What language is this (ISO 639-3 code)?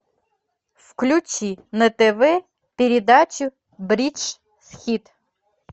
rus